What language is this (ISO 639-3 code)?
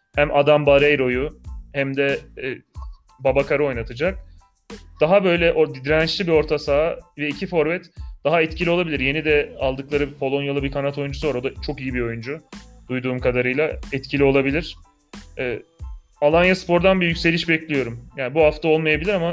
tur